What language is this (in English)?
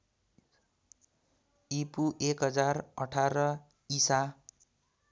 Nepali